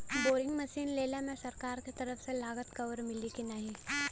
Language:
Bhojpuri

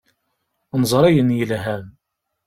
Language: Kabyle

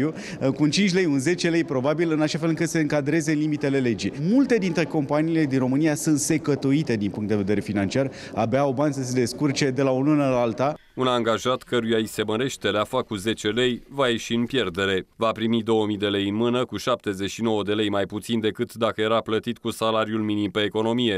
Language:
Romanian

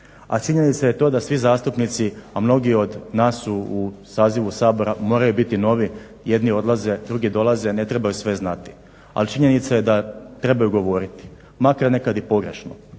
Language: Croatian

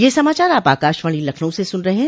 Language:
Hindi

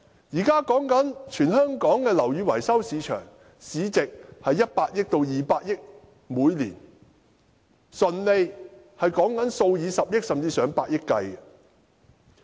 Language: Cantonese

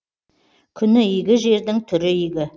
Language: Kazakh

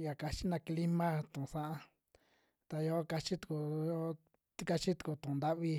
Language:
Western Juxtlahuaca Mixtec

